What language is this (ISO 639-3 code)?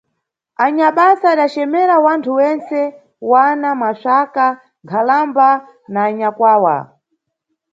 nyu